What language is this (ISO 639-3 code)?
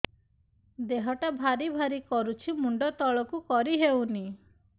ori